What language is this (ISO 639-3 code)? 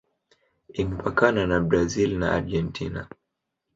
swa